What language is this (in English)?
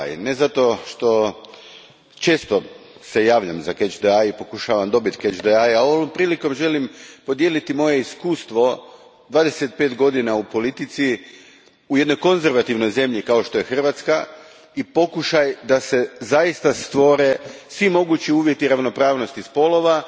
Croatian